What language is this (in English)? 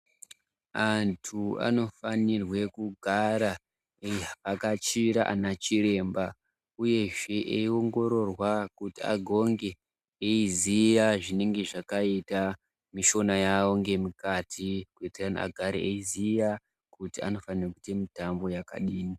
Ndau